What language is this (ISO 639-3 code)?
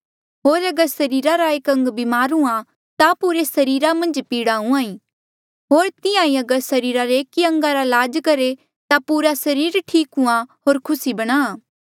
mjl